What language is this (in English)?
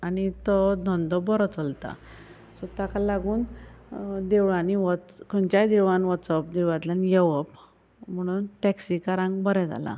Konkani